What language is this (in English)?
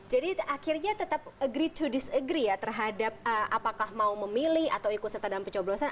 Indonesian